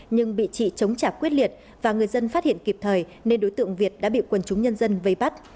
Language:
Vietnamese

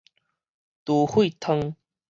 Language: Min Nan Chinese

